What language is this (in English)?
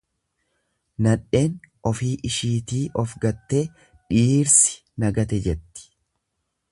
Oromo